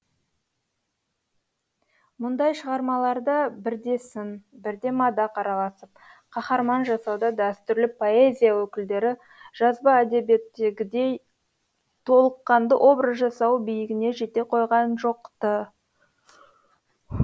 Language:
Kazakh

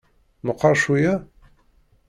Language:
Kabyle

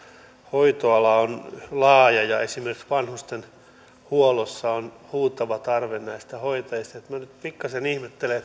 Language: Finnish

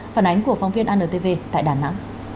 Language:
Vietnamese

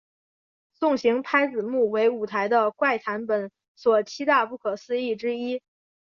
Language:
Chinese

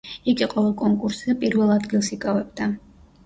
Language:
Georgian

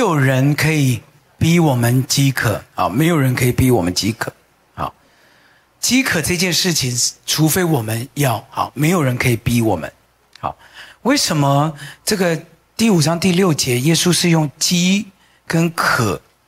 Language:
Chinese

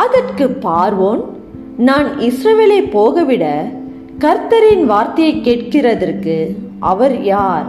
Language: Tamil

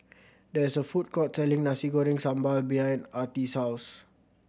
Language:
English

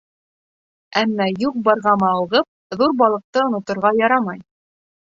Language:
Bashkir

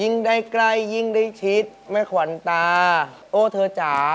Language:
Thai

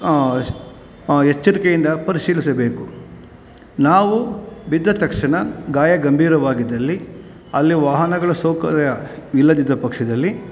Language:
Kannada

